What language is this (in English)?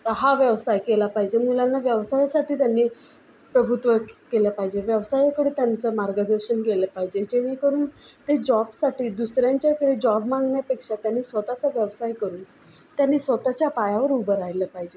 Marathi